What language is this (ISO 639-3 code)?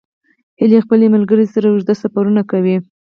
pus